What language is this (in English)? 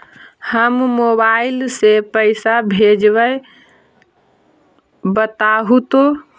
Magahi